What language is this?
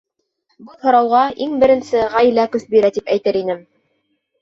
Bashkir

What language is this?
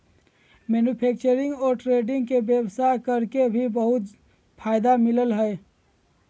Magahi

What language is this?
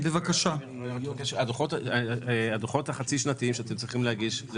Hebrew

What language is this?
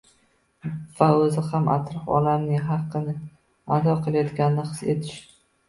Uzbek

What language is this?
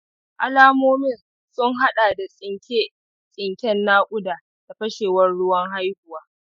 Hausa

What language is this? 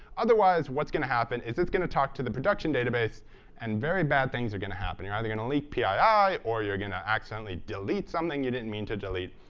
English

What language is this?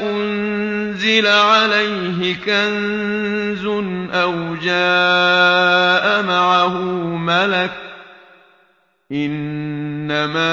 Arabic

